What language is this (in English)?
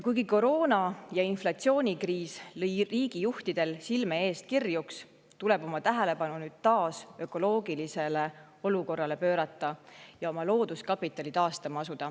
Estonian